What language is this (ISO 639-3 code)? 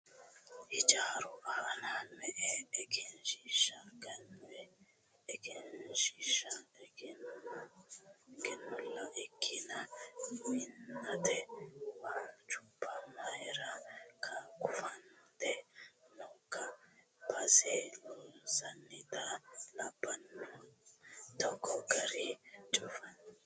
sid